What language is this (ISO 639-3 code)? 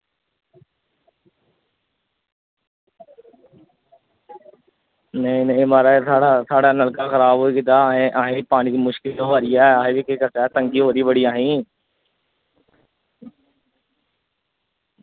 doi